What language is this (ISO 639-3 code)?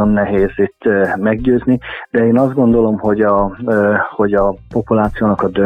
hun